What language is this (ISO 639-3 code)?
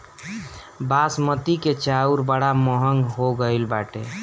bho